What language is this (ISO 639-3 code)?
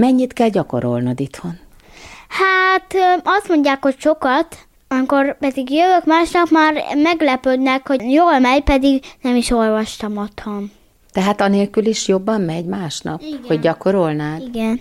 hun